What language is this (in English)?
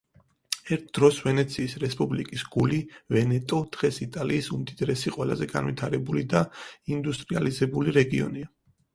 Georgian